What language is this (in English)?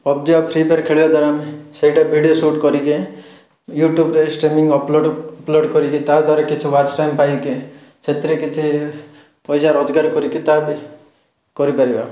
Odia